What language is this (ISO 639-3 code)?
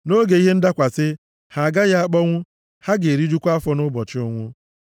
ibo